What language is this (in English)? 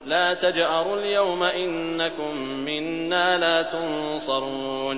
Arabic